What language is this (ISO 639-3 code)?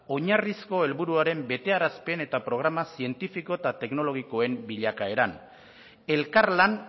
eus